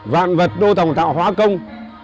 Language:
Vietnamese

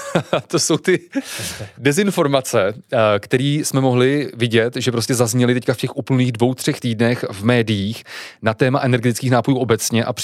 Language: Czech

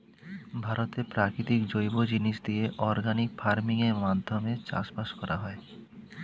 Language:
Bangla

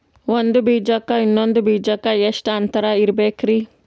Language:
Kannada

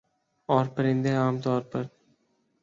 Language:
Urdu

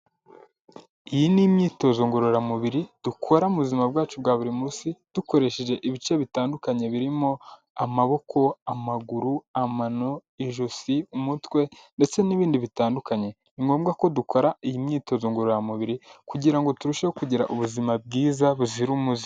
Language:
Kinyarwanda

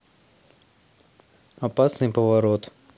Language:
Russian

